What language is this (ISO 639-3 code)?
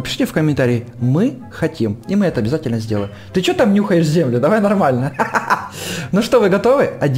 rus